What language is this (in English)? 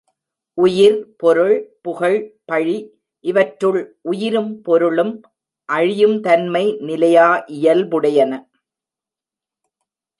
Tamil